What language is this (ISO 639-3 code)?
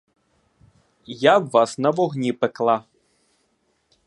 ukr